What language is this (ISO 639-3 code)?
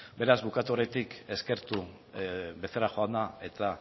eus